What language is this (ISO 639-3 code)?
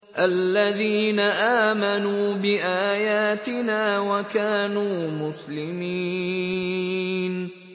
ara